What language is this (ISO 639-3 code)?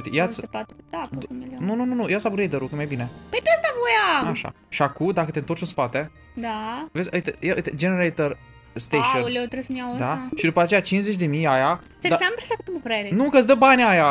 ron